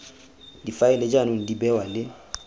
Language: Tswana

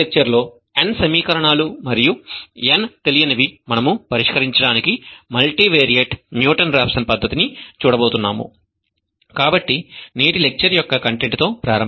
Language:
Telugu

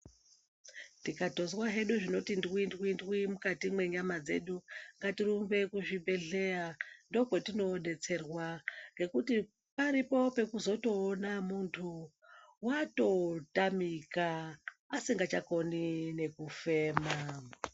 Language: Ndau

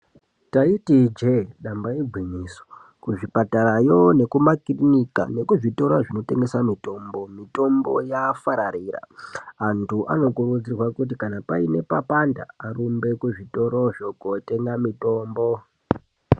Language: Ndau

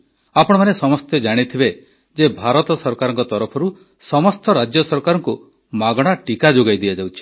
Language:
Odia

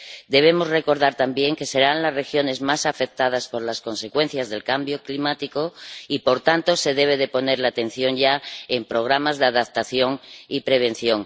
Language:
Spanish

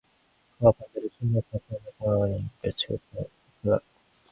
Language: Korean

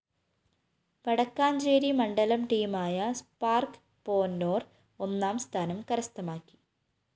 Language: Malayalam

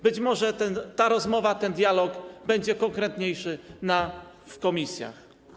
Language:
Polish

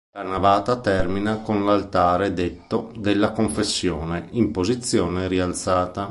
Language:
Italian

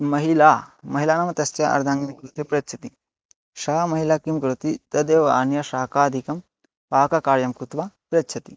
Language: Sanskrit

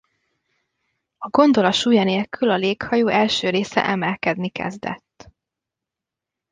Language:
Hungarian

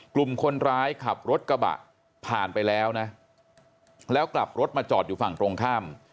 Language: Thai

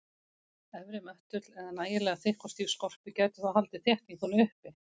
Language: Icelandic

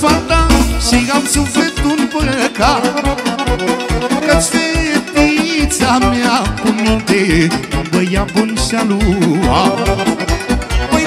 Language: Romanian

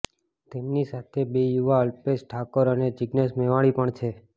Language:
Gujarati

